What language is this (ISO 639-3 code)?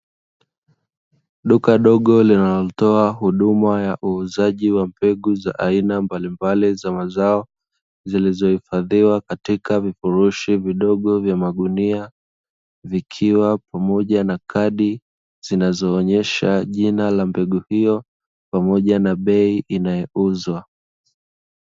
swa